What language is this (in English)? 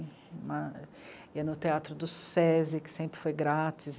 Portuguese